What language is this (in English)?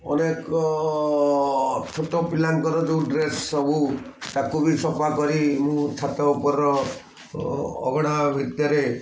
Odia